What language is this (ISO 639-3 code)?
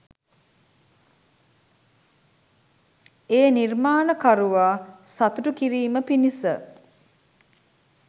sin